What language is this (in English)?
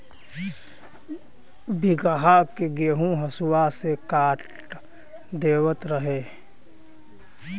Bhojpuri